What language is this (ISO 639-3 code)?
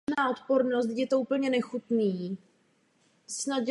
ces